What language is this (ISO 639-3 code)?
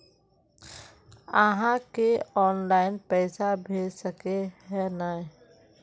mag